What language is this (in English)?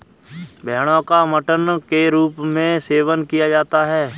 Hindi